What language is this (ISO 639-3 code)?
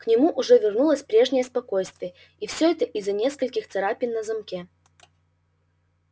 rus